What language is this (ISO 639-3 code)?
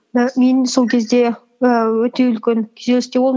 kaz